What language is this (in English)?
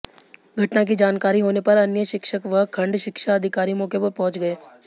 Hindi